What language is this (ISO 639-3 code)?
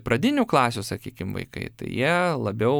lit